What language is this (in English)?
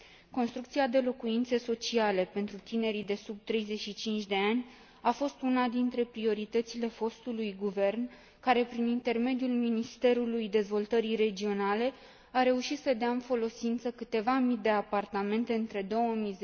Romanian